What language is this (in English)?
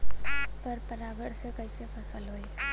Bhojpuri